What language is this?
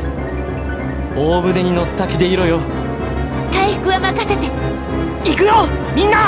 Japanese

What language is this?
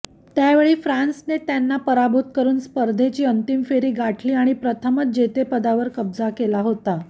Marathi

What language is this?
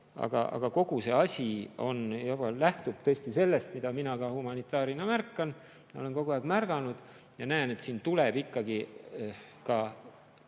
Estonian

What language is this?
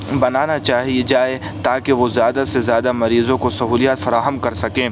Urdu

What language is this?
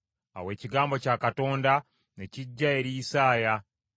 Ganda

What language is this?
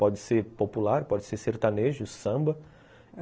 Portuguese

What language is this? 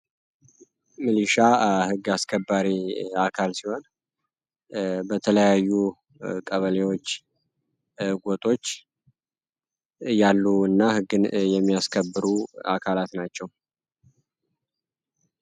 Amharic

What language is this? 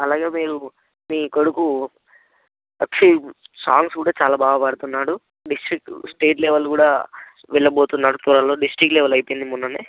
Telugu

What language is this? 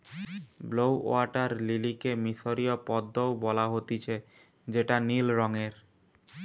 Bangla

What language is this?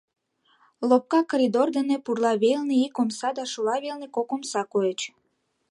Mari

